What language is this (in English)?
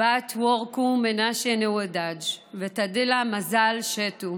Hebrew